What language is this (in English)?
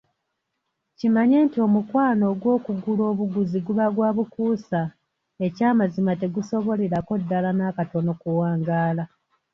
Ganda